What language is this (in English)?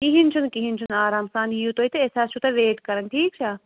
Kashmiri